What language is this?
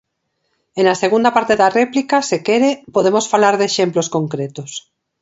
Galician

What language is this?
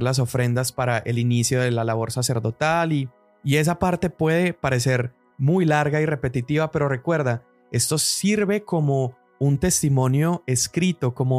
Spanish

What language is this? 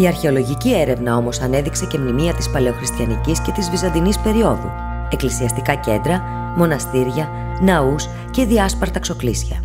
Greek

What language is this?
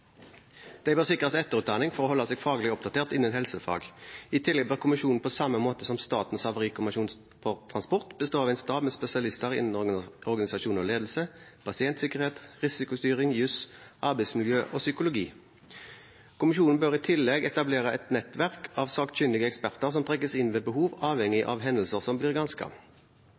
Norwegian Bokmål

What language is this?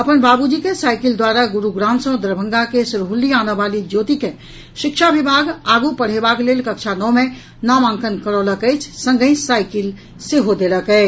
Maithili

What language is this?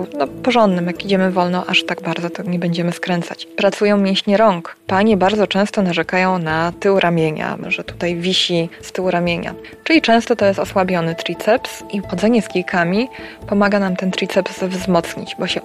Polish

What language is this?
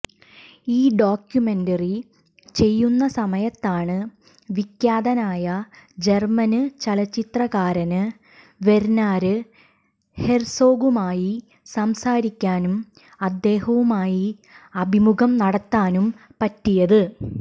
Malayalam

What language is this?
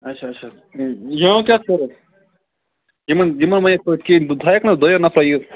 Kashmiri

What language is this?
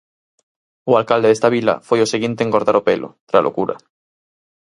Galician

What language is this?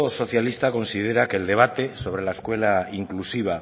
Spanish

